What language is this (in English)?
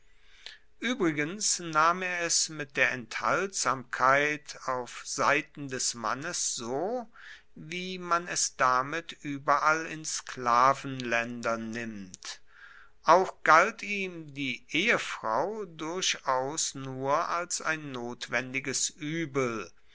German